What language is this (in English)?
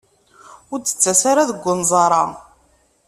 Kabyle